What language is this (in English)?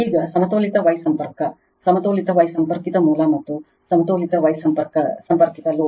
Kannada